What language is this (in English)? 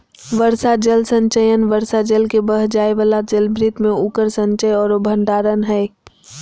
Magahi